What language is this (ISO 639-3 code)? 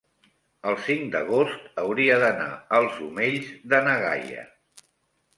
cat